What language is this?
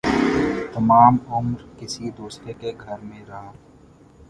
Urdu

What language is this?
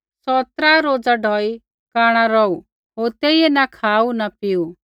Kullu Pahari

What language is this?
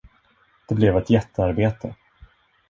Swedish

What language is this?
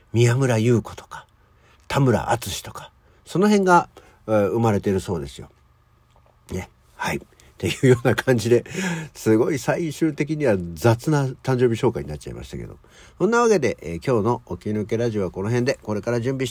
Japanese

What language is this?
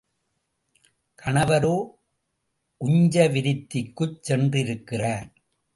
Tamil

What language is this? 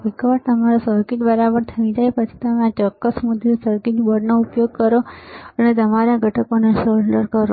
Gujarati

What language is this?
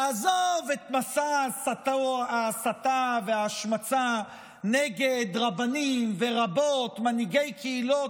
Hebrew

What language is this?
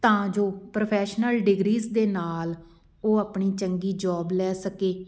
Punjabi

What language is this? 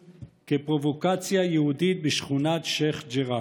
Hebrew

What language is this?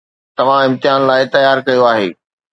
Sindhi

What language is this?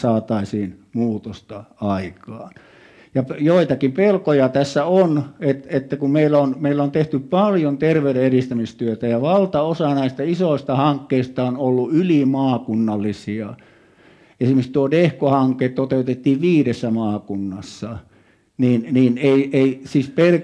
Finnish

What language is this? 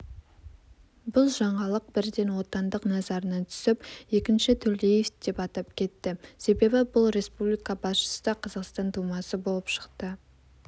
Kazakh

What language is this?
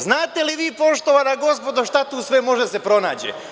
Serbian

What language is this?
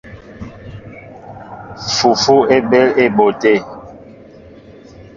Mbo (Cameroon)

